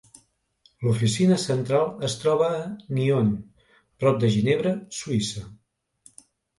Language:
Catalan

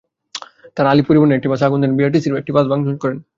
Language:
Bangla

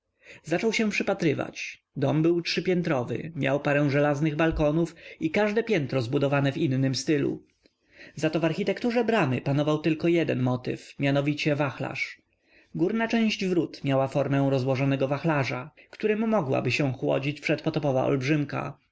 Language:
Polish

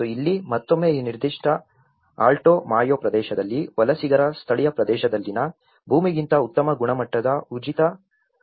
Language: Kannada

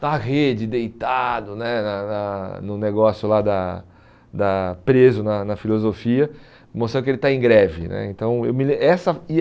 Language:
Portuguese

